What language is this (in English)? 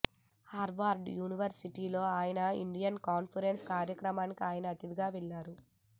Telugu